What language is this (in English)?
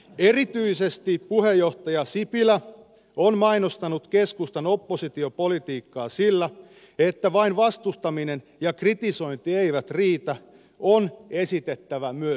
Finnish